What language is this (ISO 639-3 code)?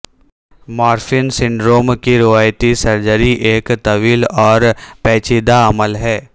urd